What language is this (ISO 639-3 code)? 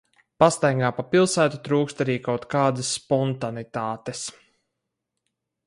lav